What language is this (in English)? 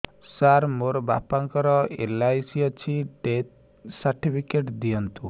Odia